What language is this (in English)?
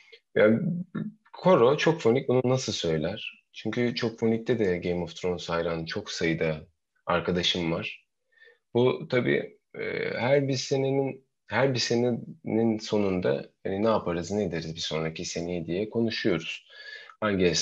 Turkish